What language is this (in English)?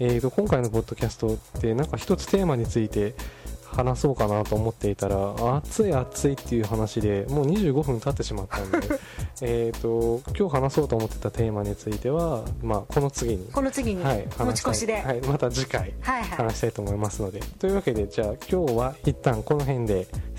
Japanese